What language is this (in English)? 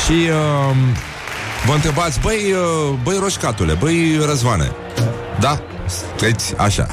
Romanian